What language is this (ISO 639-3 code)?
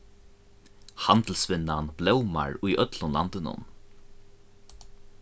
fao